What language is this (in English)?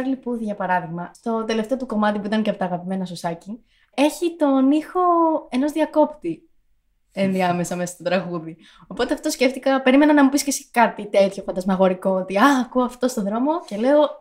Greek